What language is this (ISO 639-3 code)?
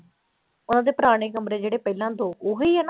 pan